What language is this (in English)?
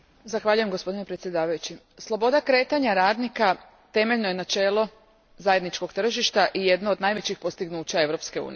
Croatian